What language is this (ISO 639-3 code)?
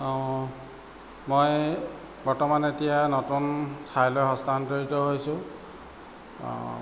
asm